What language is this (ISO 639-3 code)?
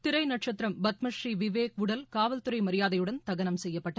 tam